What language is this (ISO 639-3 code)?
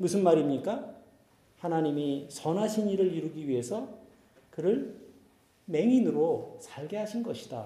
kor